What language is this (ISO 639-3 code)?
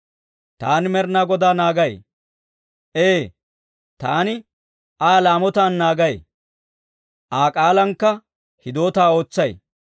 dwr